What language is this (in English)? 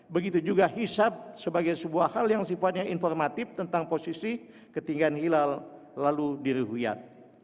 Indonesian